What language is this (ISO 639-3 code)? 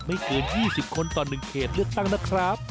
tha